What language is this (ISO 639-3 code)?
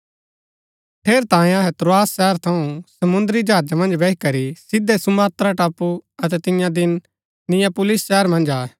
gbk